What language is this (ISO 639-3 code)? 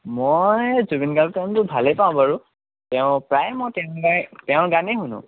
asm